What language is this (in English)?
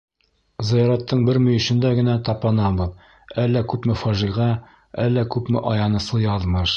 Bashkir